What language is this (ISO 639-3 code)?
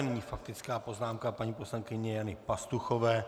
ces